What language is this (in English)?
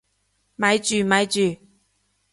Cantonese